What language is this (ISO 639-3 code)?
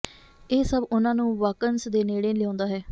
pan